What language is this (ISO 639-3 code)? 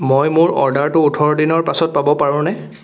asm